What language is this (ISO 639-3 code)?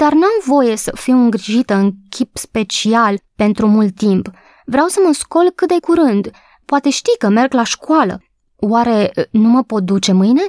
ron